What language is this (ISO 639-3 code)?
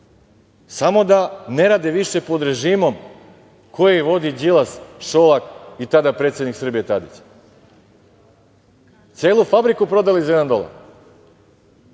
srp